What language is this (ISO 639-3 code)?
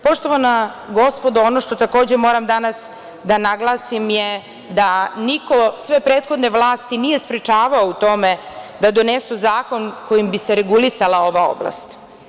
srp